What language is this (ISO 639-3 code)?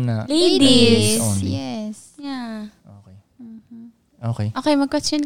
fil